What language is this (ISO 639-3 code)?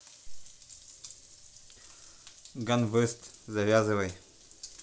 rus